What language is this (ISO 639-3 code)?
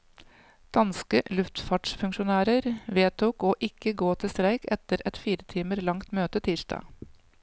nor